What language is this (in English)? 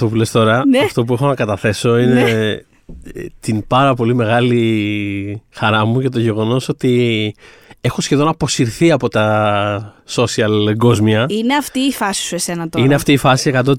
Greek